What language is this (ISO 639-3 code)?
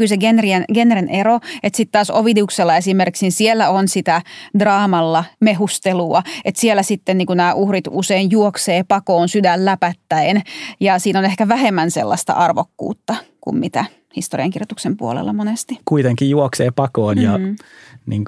fin